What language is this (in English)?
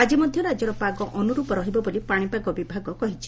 Odia